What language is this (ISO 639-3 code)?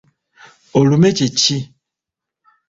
lug